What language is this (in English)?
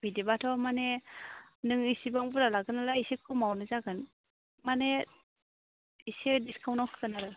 Bodo